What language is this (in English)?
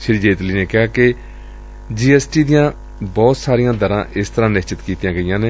Punjabi